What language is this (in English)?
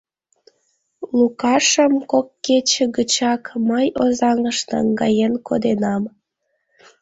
Mari